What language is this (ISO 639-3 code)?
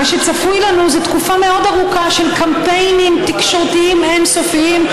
heb